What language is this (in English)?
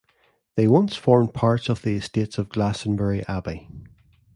English